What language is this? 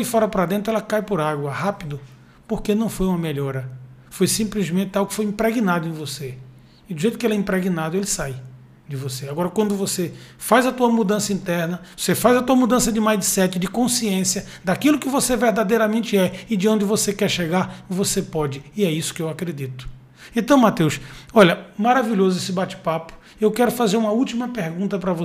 Portuguese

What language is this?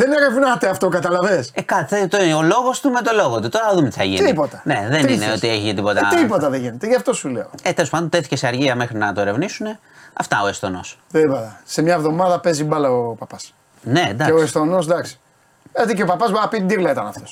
Greek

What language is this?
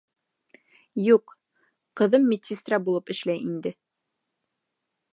Bashkir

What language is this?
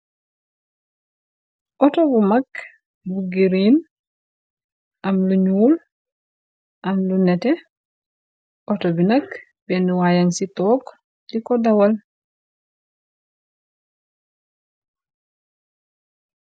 Wolof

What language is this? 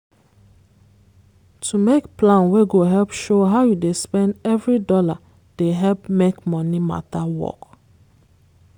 Nigerian Pidgin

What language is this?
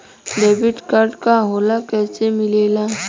Bhojpuri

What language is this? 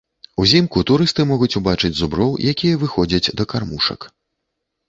Belarusian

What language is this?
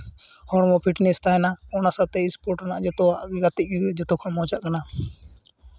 Santali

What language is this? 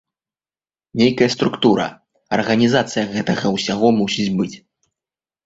Belarusian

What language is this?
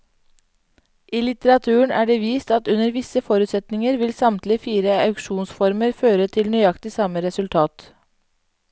Norwegian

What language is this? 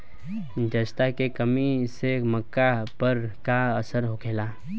Bhojpuri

